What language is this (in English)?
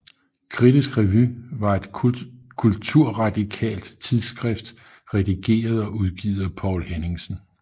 Danish